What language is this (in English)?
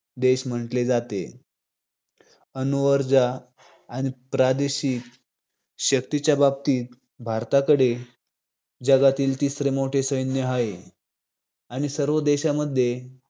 Marathi